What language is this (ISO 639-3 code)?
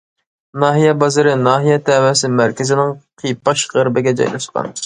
uig